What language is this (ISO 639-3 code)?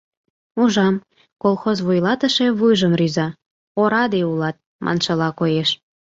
chm